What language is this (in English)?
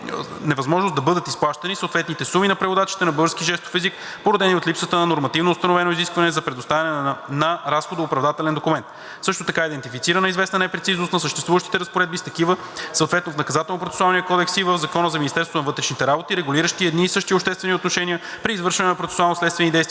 Bulgarian